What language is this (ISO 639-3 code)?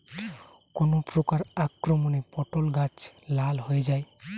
ben